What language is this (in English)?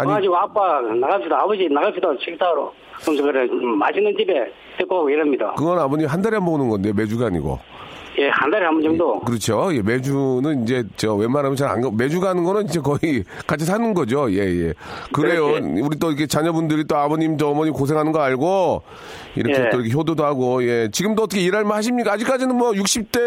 Korean